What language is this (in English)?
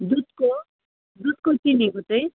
Nepali